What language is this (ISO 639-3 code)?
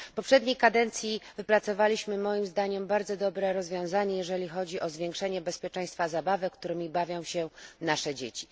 pol